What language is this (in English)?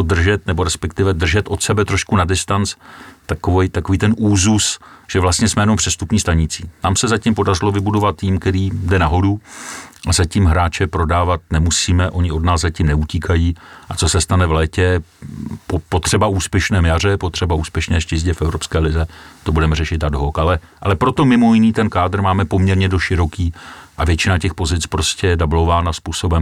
Czech